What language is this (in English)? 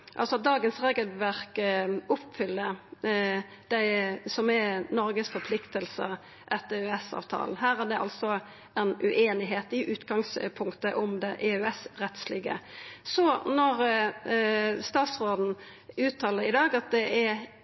Norwegian Nynorsk